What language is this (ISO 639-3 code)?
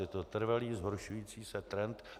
ces